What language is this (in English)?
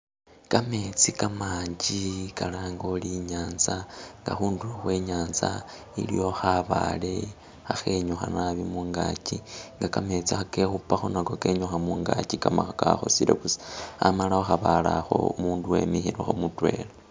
Masaaba